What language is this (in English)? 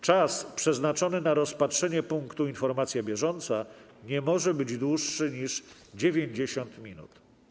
Polish